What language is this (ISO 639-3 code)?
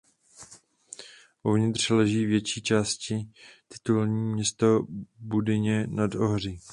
ces